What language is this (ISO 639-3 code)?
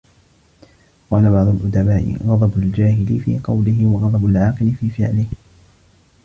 ara